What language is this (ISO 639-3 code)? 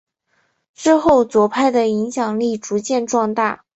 zho